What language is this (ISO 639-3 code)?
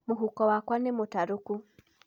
kik